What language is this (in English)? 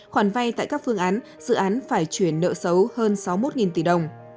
Vietnamese